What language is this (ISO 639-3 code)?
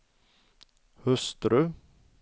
swe